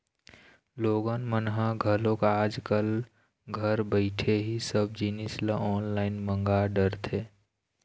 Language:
Chhattisgarhi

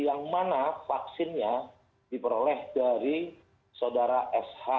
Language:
Indonesian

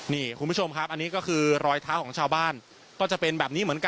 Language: Thai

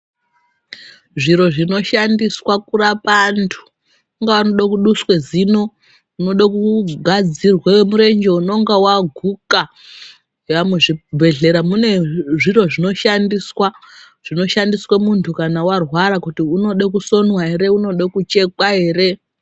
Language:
Ndau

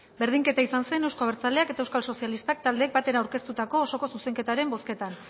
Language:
Basque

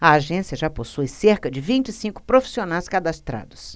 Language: Portuguese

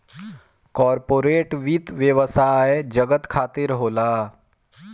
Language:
Bhojpuri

